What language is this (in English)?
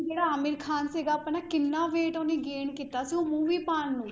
Punjabi